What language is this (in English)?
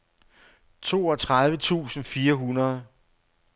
Danish